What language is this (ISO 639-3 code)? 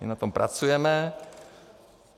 ces